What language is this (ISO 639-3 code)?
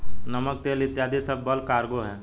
hin